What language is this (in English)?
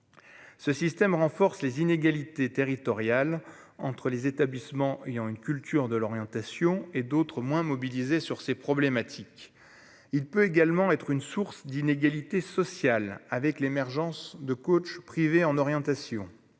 French